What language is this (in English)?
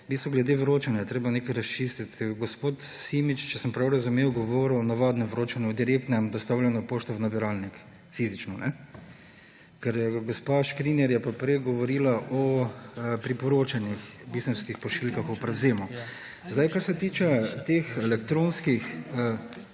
Slovenian